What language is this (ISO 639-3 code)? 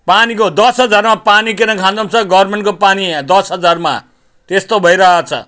nep